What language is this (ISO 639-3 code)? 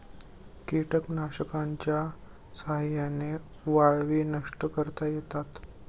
mar